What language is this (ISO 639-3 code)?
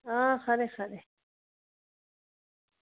doi